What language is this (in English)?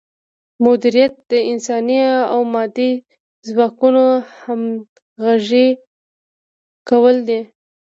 Pashto